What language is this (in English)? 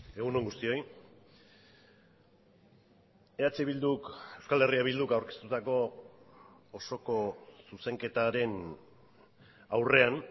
Basque